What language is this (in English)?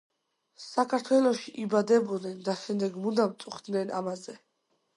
Georgian